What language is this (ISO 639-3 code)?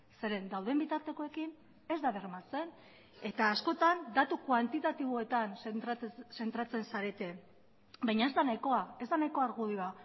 eus